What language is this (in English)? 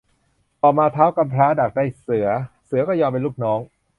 Thai